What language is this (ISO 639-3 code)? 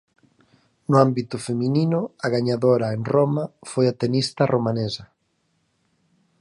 glg